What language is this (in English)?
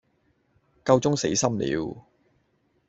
Cantonese